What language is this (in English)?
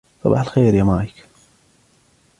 Arabic